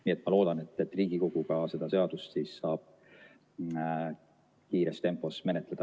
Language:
Estonian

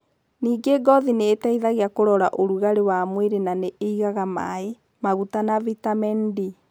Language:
Kikuyu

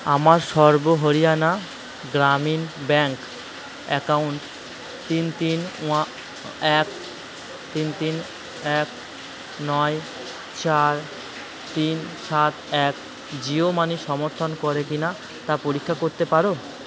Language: Bangla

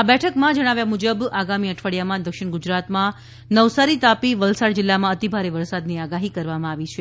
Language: Gujarati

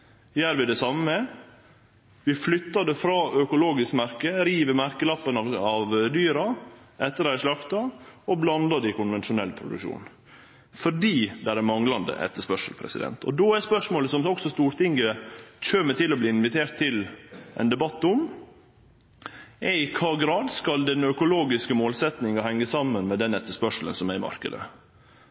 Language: Norwegian Nynorsk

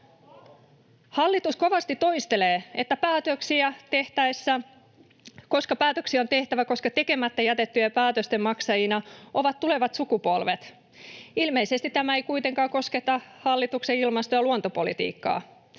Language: Finnish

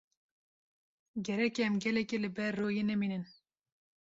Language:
Kurdish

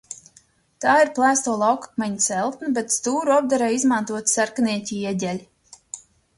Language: Latvian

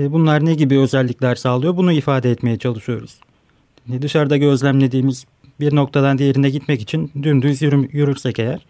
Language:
Turkish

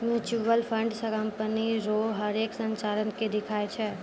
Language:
Maithili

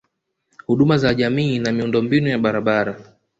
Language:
Swahili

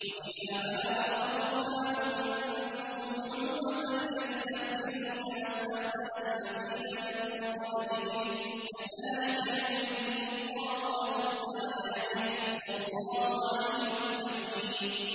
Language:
Arabic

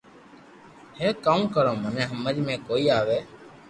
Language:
Loarki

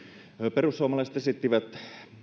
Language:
Finnish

